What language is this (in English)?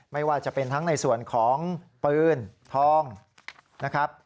Thai